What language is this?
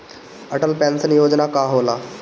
Bhojpuri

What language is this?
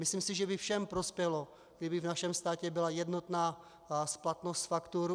Czech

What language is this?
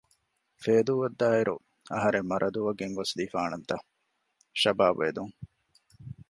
Divehi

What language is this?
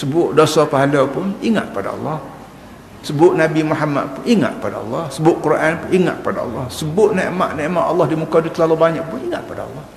Malay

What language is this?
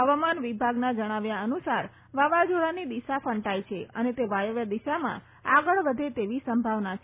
Gujarati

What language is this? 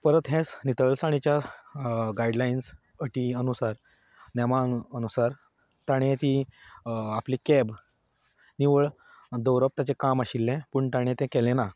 Konkani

